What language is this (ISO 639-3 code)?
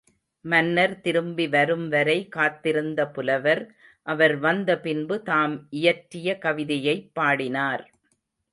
tam